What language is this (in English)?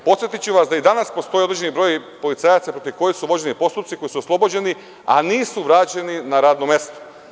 Serbian